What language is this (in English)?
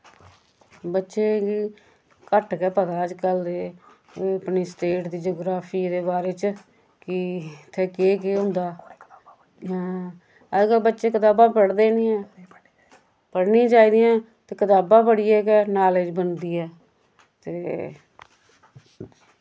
Dogri